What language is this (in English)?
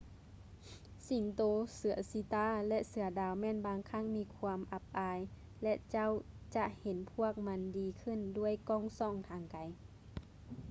Lao